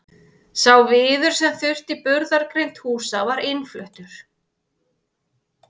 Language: Icelandic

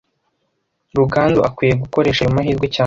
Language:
Kinyarwanda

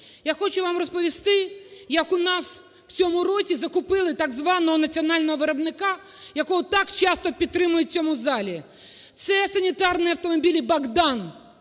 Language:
Ukrainian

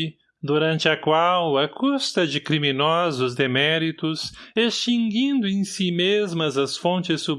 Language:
Portuguese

